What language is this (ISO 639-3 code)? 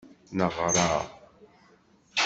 kab